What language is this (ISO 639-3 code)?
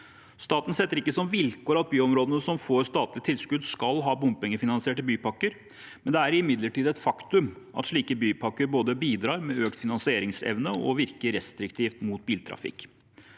nor